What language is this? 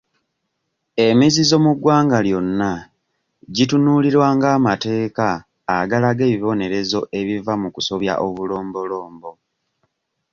Ganda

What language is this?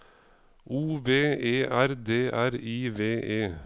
Norwegian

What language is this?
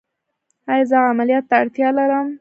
Pashto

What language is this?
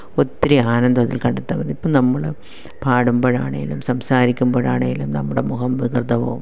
Malayalam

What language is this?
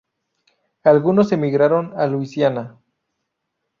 Spanish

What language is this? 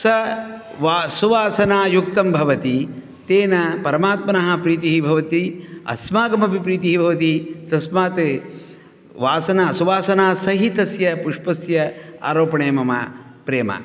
Sanskrit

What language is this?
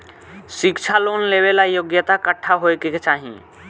Bhojpuri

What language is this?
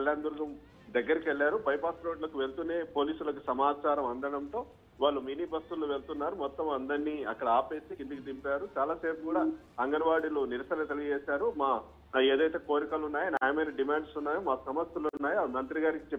Telugu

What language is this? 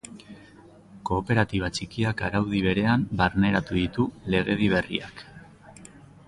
Basque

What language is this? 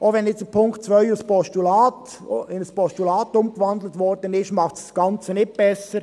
Swiss German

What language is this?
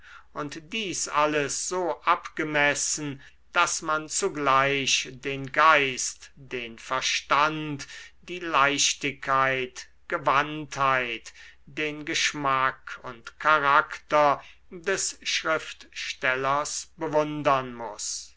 German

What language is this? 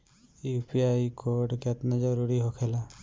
Bhojpuri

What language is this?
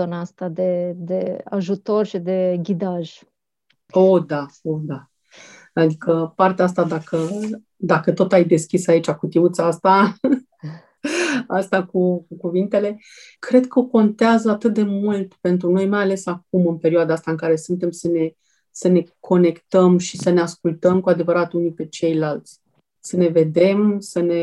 Romanian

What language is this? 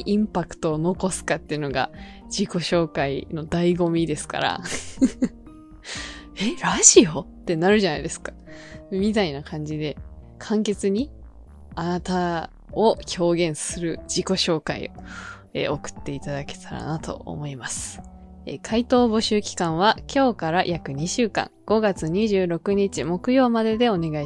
Japanese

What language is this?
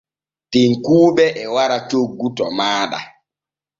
Borgu Fulfulde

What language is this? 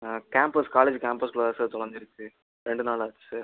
Tamil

